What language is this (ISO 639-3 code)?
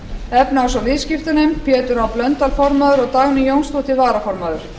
isl